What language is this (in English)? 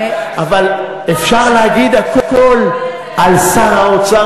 Hebrew